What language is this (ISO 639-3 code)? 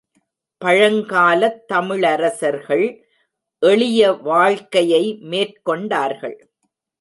tam